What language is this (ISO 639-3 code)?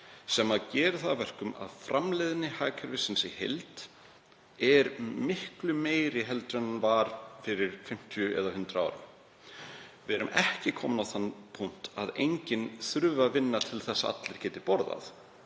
isl